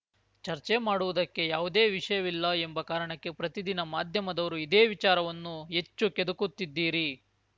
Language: Kannada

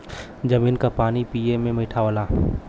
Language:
Bhojpuri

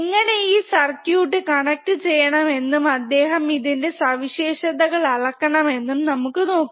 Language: Malayalam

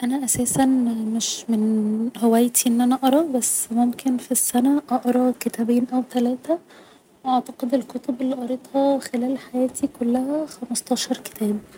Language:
Egyptian Arabic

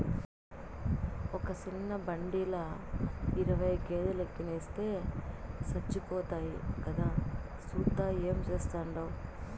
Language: Telugu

